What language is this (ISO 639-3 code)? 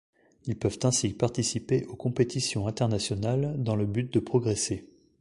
fra